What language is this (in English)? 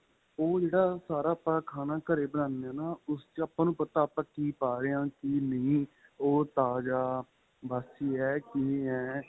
Punjabi